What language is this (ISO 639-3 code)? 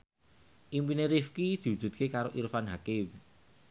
jav